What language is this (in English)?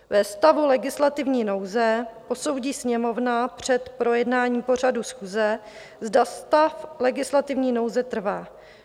Czech